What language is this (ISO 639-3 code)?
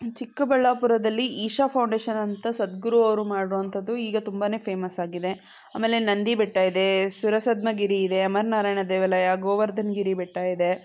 kan